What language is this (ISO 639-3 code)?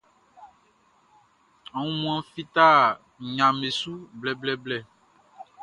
bci